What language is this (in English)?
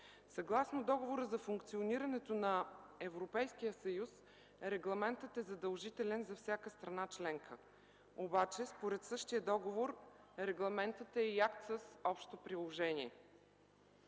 Bulgarian